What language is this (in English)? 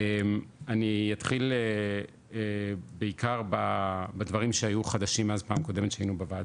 Hebrew